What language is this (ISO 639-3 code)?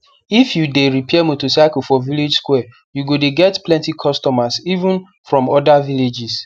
pcm